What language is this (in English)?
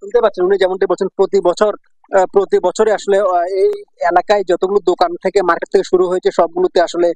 Bangla